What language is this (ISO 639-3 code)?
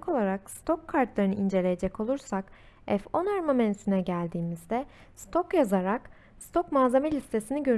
tur